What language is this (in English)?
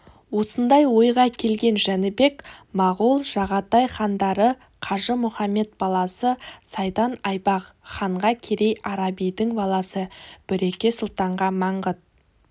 Kazakh